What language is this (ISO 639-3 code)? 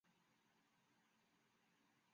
zho